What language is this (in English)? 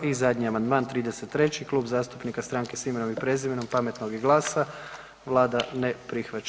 Croatian